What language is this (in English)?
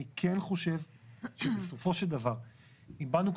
Hebrew